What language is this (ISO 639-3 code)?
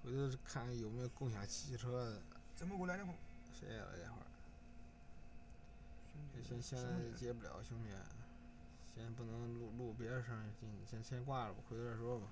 zho